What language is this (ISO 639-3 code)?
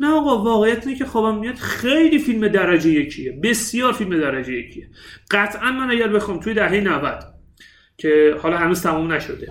fas